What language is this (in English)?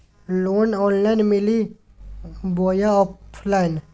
Magahi